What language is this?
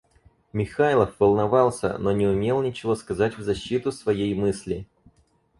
Russian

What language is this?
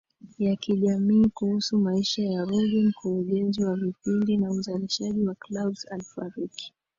Swahili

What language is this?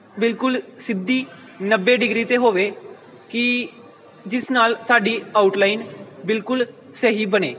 Punjabi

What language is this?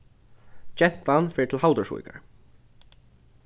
Faroese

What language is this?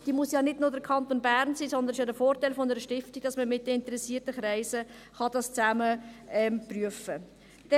Swiss German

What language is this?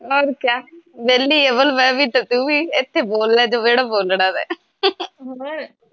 Punjabi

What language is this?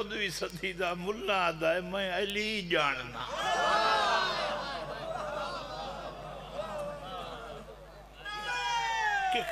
Arabic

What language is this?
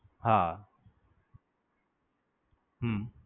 Gujarati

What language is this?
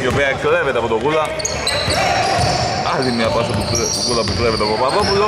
Greek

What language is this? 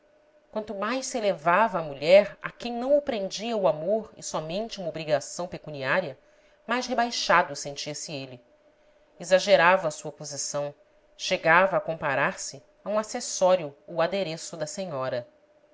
Portuguese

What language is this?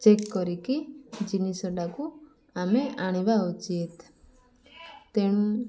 Odia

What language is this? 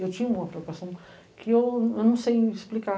Portuguese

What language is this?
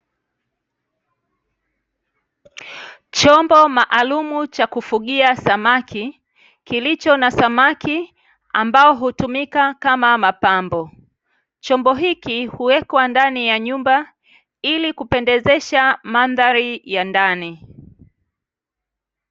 Swahili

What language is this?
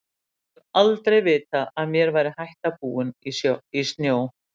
Icelandic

